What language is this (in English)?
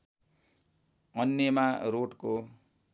Nepali